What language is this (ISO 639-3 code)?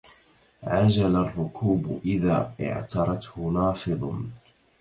ara